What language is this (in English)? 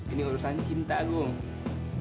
Indonesian